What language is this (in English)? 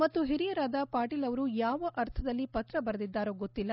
Kannada